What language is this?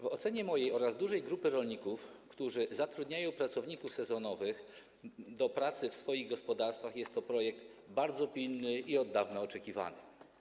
Polish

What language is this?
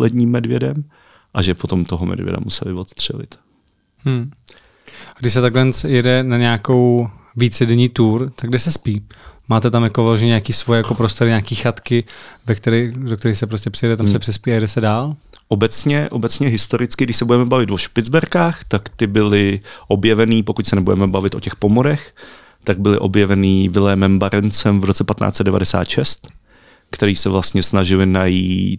Czech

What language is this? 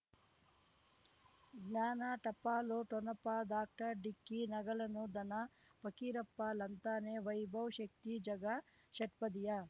Kannada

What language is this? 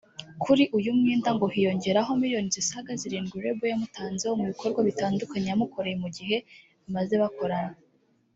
Kinyarwanda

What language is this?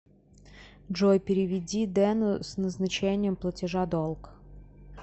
Russian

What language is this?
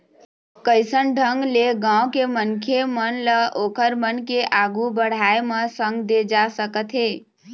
Chhattisgarhi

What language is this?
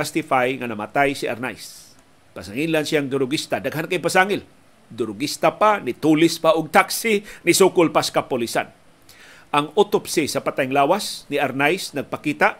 Filipino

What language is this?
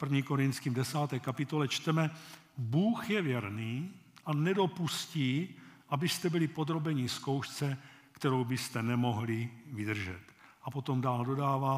Czech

